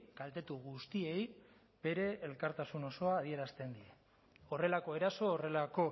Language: Basque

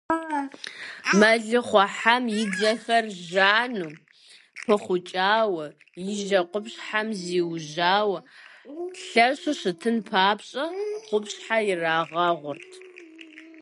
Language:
Kabardian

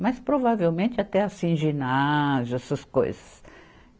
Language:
Portuguese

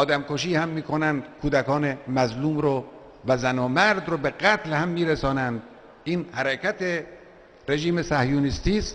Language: Persian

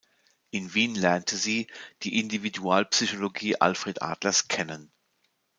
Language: German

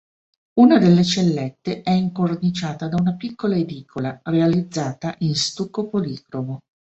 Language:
Italian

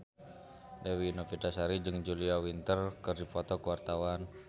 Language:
Sundanese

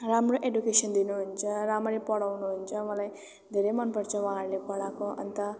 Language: Nepali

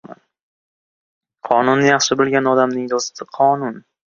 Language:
Uzbek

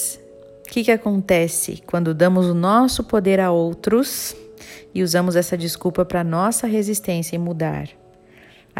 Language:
Portuguese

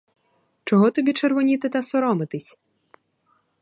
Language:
Ukrainian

